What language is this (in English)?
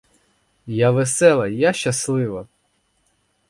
Ukrainian